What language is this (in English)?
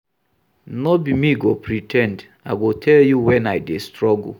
Nigerian Pidgin